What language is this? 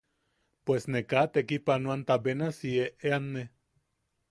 Yaqui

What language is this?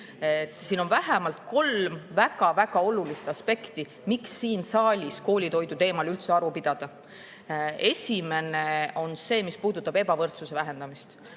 Estonian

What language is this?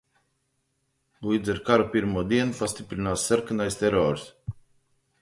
Latvian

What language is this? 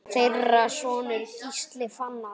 Icelandic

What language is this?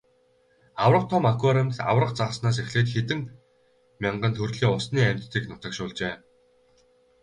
Mongolian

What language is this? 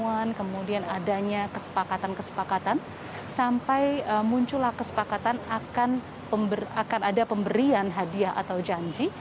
Indonesian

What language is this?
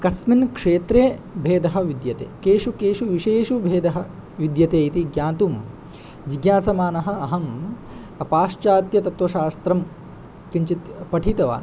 Sanskrit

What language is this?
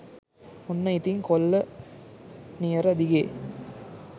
Sinhala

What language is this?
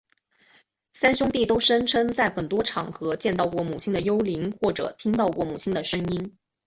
Chinese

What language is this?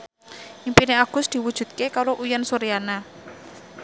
Javanese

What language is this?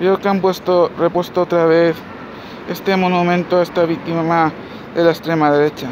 Spanish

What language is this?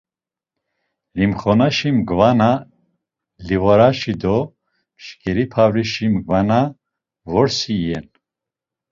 Laz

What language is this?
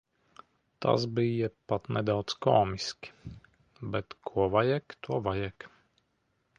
Latvian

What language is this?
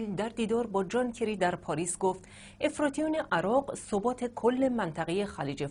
Persian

